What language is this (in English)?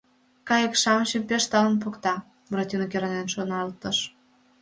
Mari